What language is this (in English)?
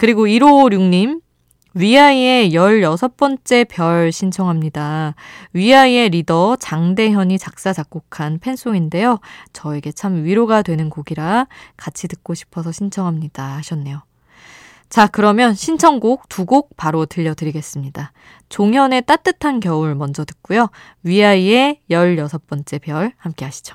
Korean